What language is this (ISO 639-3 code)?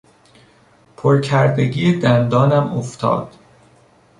fas